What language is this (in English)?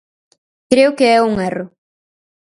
Galician